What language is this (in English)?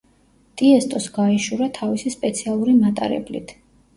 Georgian